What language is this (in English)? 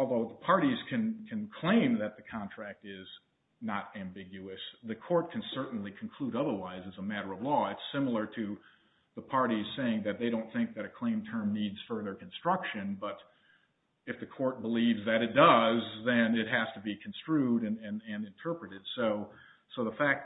English